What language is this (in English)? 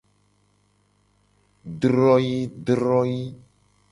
Gen